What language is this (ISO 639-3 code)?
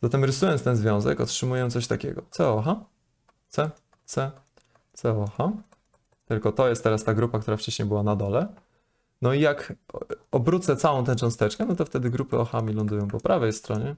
pol